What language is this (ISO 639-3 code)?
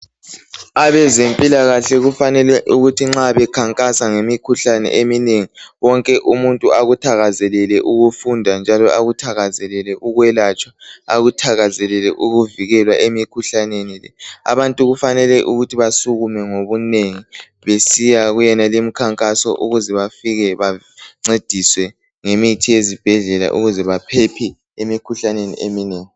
nde